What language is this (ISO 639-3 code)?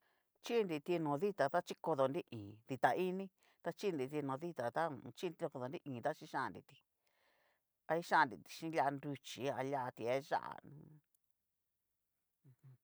miu